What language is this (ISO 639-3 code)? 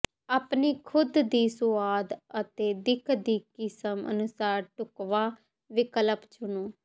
pan